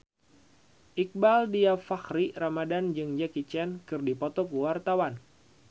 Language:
Sundanese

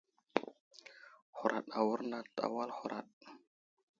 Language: Wuzlam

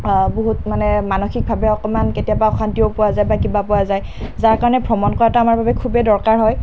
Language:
Assamese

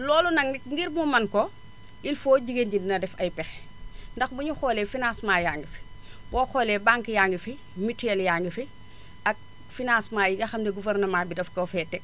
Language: Wolof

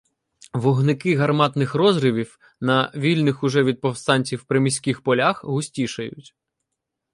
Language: Ukrainian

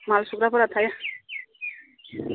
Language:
Bodo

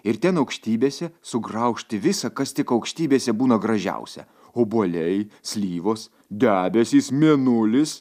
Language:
Lithuanian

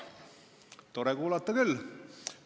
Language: Estonian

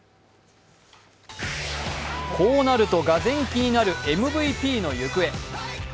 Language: Japanese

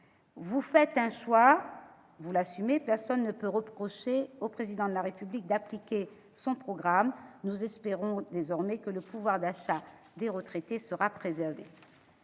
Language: French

